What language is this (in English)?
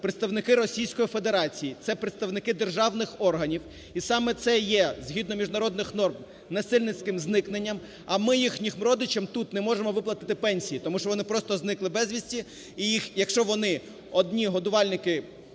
Ukrainian